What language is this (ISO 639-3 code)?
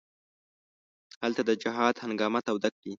pus